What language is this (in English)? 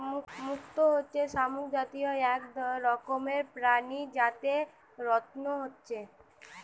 Bangla